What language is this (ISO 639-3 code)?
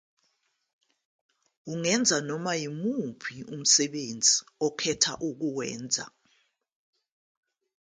zul